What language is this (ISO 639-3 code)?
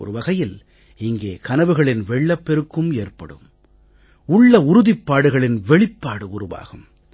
tam